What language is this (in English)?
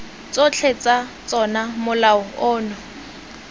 Tswana